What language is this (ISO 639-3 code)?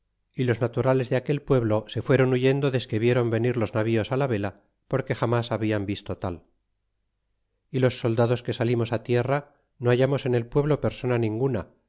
spa